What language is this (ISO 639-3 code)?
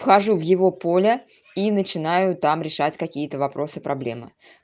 rus